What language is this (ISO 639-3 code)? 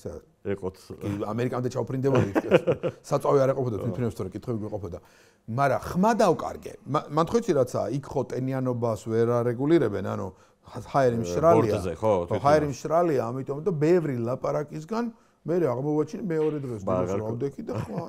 ron